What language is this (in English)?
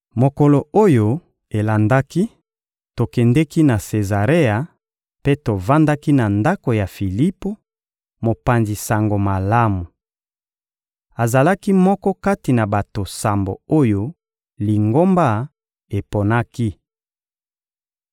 Lingala